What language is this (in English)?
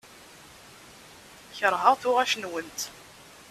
Kabyle